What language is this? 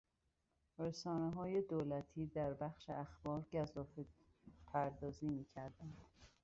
Persian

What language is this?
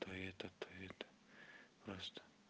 Russian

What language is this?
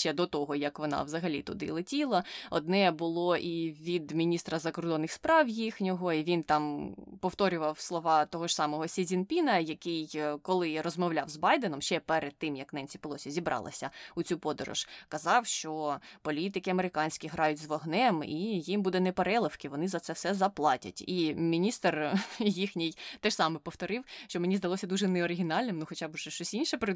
Ukrainian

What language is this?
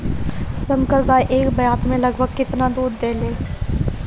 Bhojpuri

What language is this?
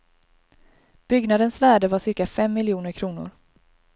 Swedish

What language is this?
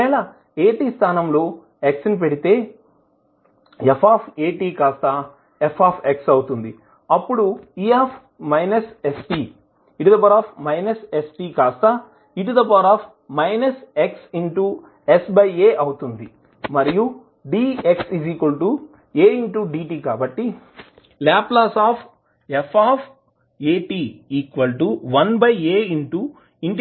Telugu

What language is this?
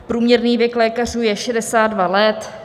Czech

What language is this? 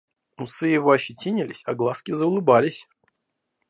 Russian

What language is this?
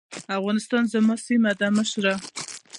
Pashto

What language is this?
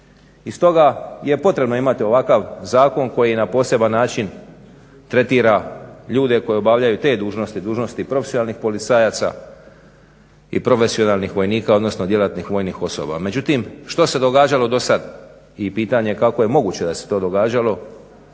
Croatian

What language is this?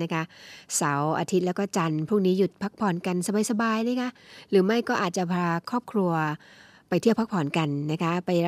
Thai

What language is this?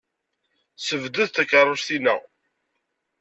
Kabyle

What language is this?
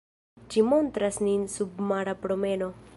Esperanto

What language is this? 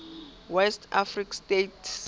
Southern Sotho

